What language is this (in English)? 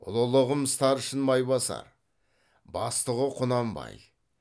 Kazakh